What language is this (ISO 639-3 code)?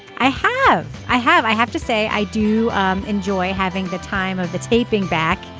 eng